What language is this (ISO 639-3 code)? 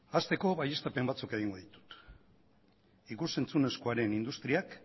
eus